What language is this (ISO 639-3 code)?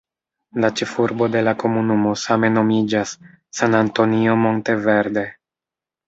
epo